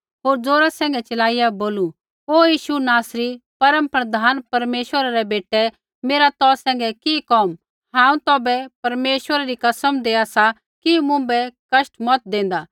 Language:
Kullu Pahari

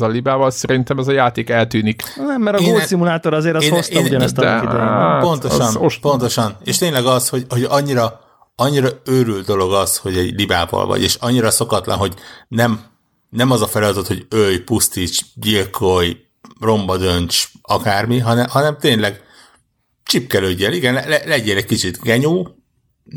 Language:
Hungarian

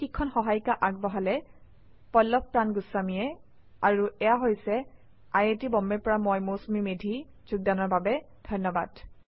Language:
Assamese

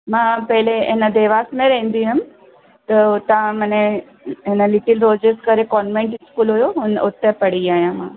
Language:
Sindhi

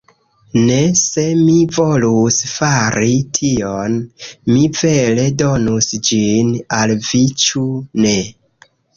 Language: Esperanto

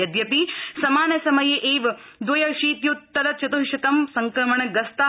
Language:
Sanskrit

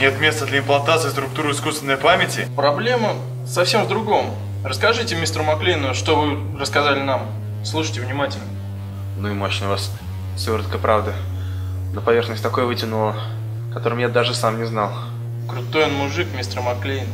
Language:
Russian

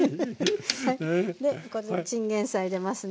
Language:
Japanese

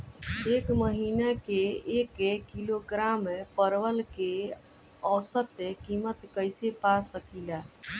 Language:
Bhojpuri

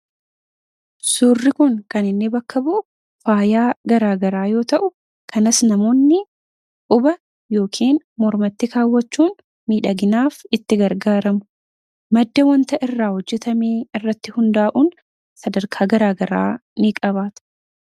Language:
Oromo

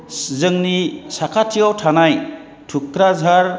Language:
Bodo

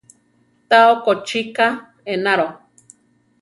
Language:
Central Tarahumara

